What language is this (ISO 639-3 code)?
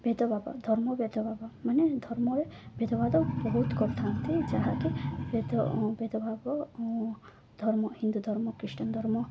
ori